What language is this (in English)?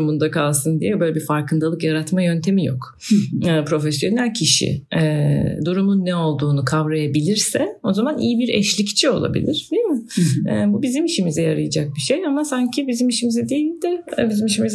Turkish